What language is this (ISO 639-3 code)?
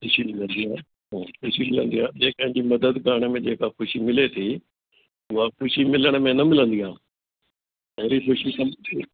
snd